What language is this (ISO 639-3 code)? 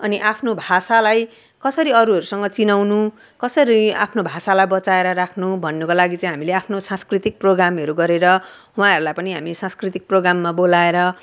nep